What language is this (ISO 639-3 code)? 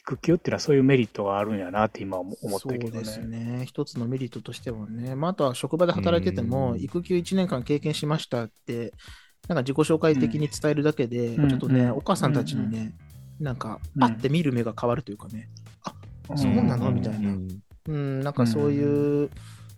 jpn